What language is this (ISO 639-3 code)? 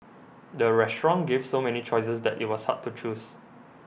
eng